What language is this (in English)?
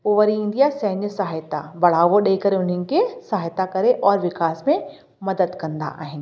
Sindhi